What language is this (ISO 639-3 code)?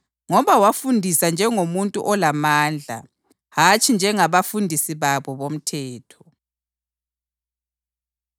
nde